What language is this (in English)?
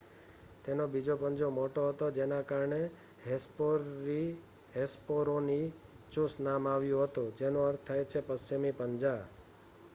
Gujarati